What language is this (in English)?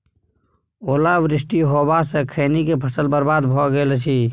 Maithili